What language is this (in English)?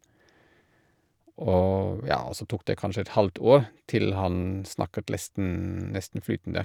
Norwegian